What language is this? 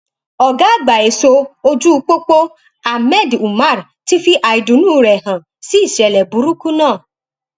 Yoruba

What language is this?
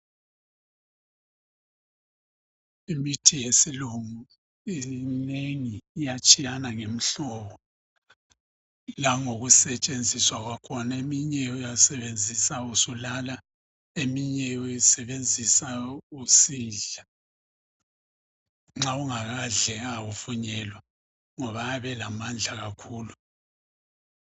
North Ndebele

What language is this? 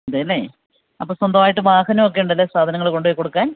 Malayalam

